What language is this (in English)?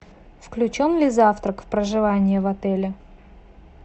Russian